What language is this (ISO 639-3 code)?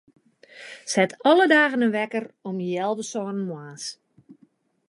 fry